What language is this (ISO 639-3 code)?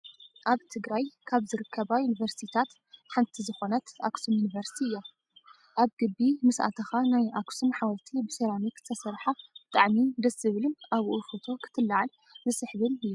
tir